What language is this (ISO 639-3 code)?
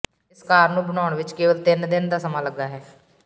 pan